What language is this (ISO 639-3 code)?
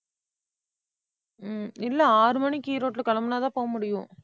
tam